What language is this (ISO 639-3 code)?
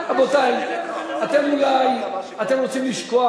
heb